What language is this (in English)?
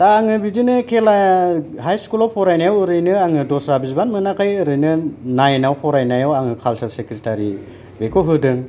Bodo